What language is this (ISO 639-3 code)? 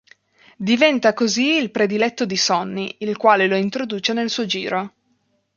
ita